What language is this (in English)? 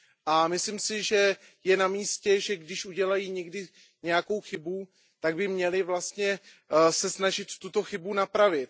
Czech